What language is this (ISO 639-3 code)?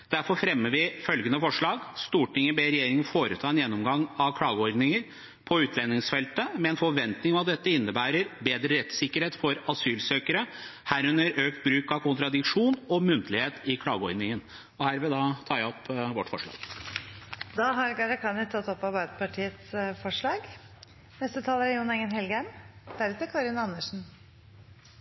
nob